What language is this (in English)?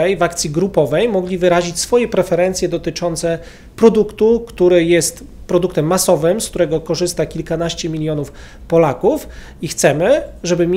Polish